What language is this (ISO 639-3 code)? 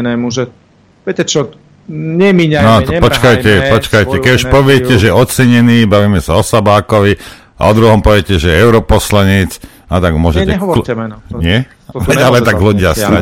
slk